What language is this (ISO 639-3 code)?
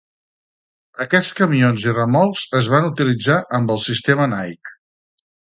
cat